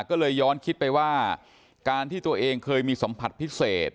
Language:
Thai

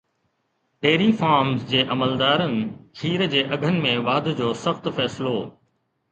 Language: Sindhi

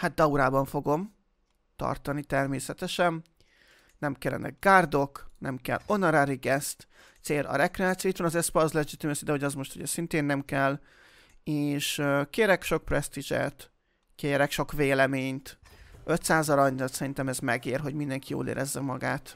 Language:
Hungarian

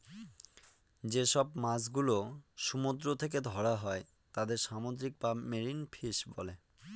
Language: Bangla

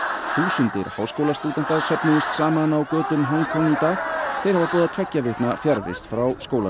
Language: Icelandic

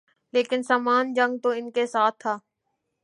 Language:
Urdu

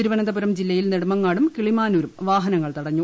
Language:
Malayalam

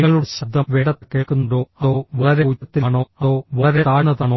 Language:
Malayalam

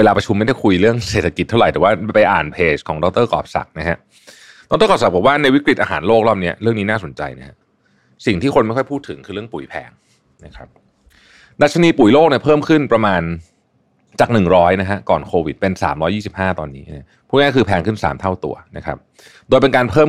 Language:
Thai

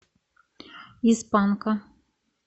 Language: Russian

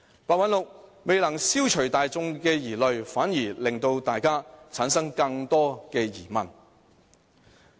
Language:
Cantonese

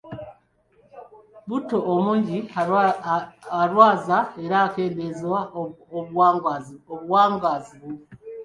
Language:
Ganda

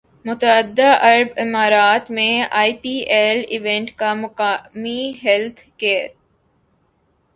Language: Urdu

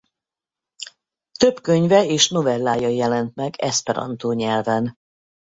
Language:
Hungarian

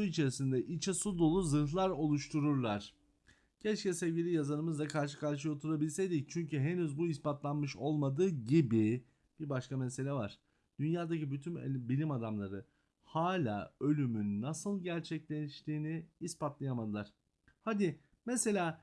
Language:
Turkish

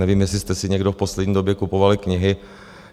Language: Czech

